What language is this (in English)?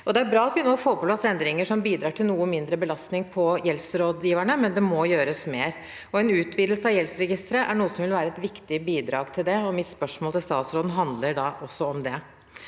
Norwegian